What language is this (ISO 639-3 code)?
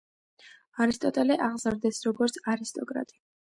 kat